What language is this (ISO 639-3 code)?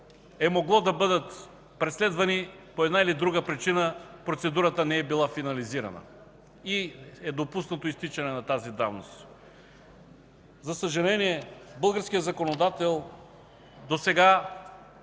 bul